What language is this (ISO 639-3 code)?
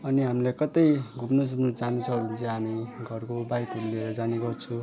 nep